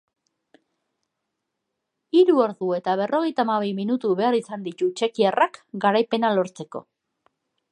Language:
Basque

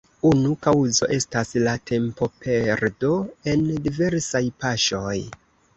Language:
Esperanto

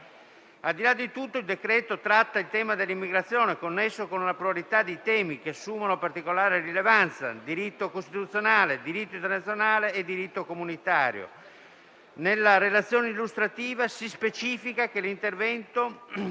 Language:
Italian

